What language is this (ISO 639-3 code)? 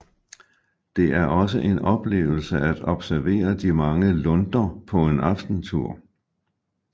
dan